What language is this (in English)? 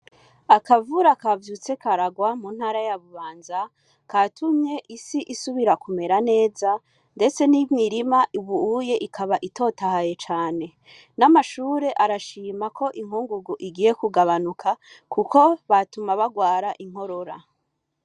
Rundi